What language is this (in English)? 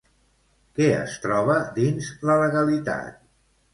Catalan